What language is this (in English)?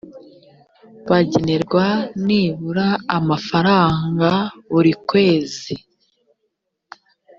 Kinyarwanda